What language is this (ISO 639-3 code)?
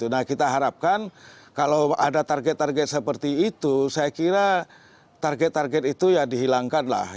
ind